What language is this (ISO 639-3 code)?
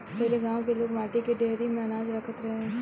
bho